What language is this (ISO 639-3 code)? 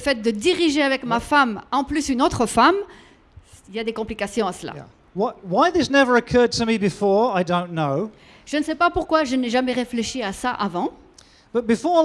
fra